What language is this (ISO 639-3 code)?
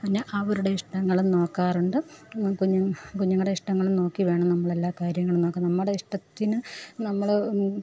mal